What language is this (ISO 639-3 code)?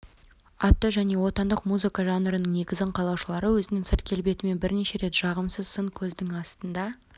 kaz